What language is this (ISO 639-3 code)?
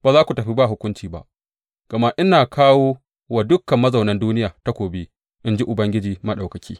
hau